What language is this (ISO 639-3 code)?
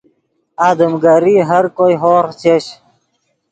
ydg